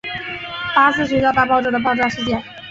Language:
Chinese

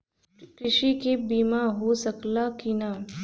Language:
Bhojpuri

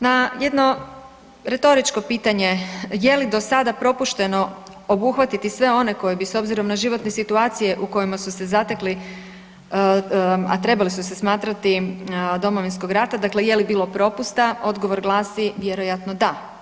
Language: Croatian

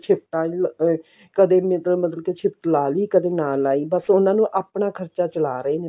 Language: Punjabi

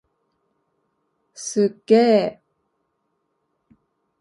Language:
Japanese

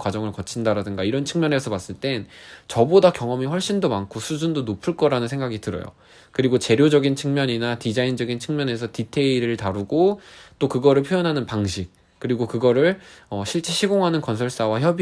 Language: Korean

